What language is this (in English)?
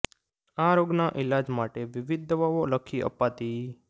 Gujarati